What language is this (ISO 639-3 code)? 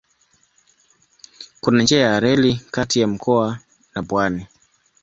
swa